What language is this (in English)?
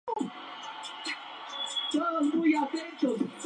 Spanish